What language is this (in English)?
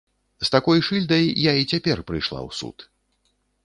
Belarusian